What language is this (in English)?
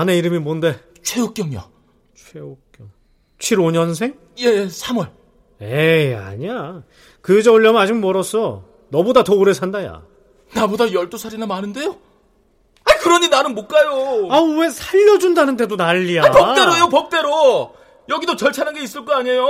Korean